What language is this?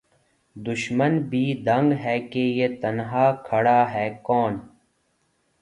Urdu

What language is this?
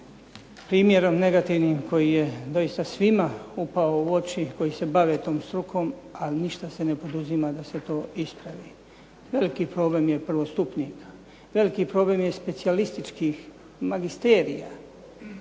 Croatian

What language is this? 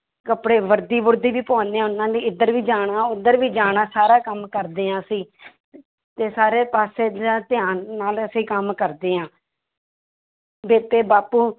Punjabi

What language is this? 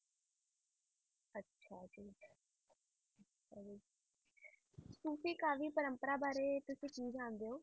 Punjabi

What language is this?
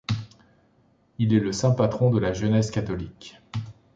French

